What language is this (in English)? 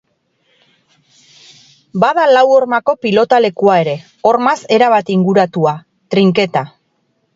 Basque